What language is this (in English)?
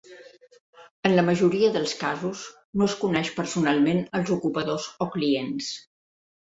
Catalan